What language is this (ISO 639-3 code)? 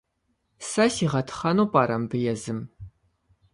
kbd